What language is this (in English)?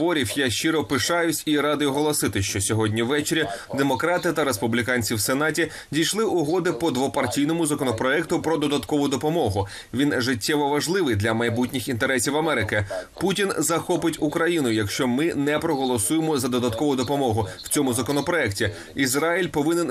Ukrainian